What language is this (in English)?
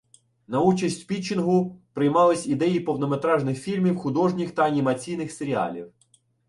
Ukrainian